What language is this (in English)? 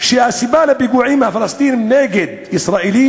Hebrew